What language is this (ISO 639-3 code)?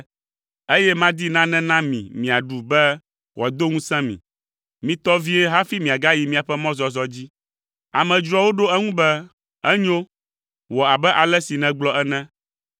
ewe